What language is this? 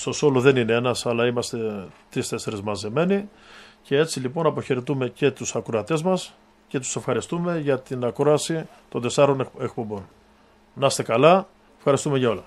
Greek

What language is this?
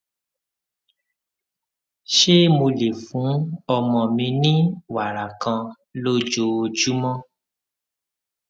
Yoruba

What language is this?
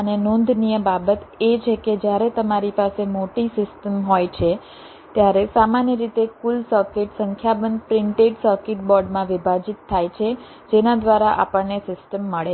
Gujarati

